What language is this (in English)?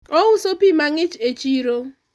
Luo (Kenya and Tanzania)